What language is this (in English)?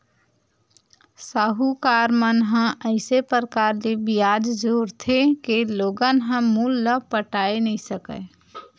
Chhattisgarhi